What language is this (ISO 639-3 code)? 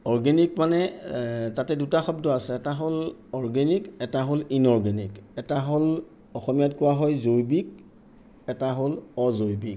asm